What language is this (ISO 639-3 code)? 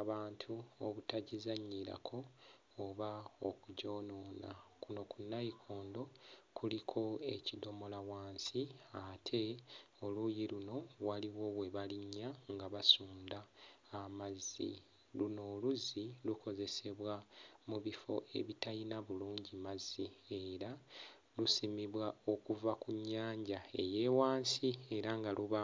lug